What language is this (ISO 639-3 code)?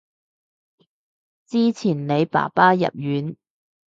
yue